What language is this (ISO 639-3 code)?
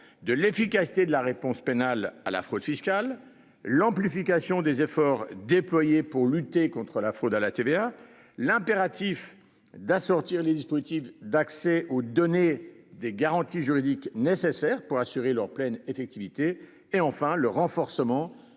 fra